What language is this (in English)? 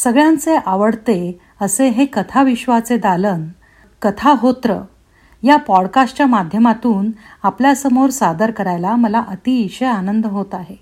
Marathi